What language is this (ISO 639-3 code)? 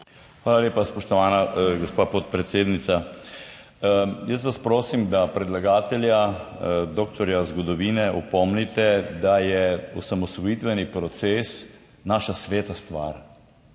slv